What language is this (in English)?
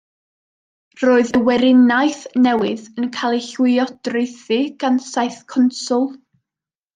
Welsh